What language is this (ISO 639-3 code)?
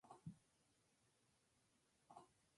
spa